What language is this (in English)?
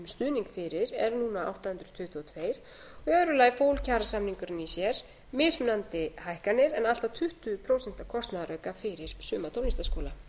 Icelandic